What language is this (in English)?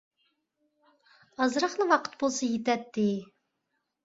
Uyghur